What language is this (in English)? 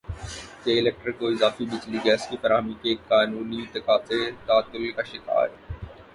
Urdu